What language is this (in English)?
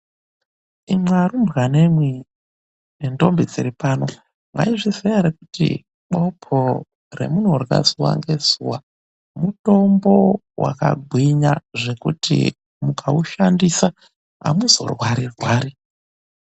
Ndau